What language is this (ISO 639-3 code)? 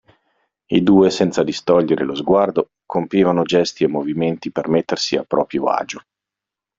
ita